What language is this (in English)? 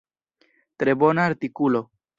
Esperanto